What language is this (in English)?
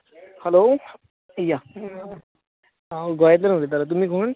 Konkani